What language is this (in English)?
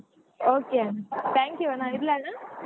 Kannada